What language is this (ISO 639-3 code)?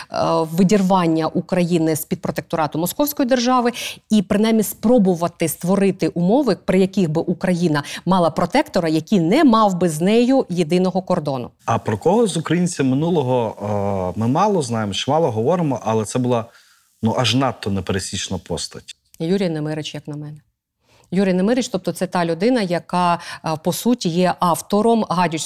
ukr